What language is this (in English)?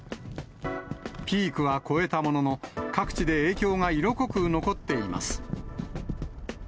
Japanese